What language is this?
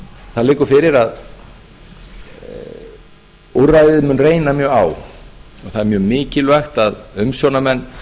Icelandic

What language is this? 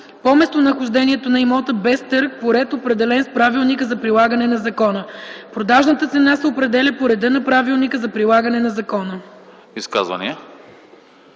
Bulgarian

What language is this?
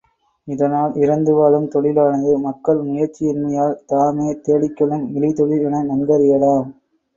Tamil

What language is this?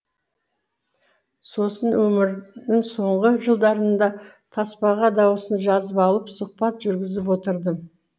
Kazakh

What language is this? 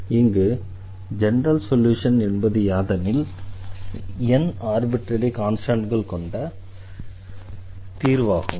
Tamil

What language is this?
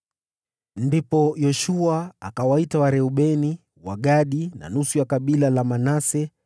Swahili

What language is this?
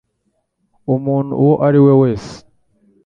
Kinyarwanda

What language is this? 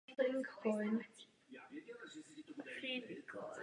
Czech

